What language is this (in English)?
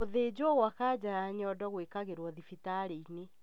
Kikuyu